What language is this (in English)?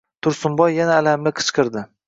Uzbek